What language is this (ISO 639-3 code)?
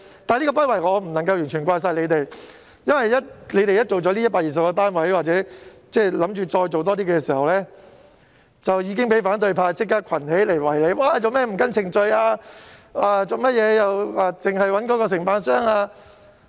yue